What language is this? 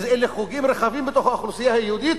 Hebrew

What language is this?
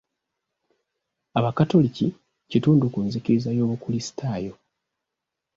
Ganda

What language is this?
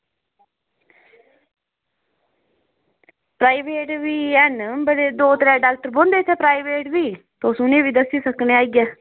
Dogri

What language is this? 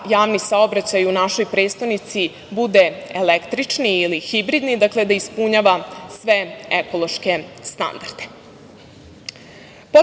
Serbian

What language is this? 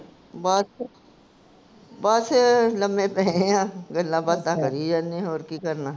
Punjabi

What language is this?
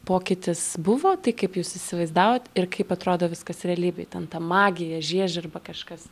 Lithuanian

